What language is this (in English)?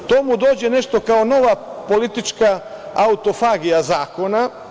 Serbian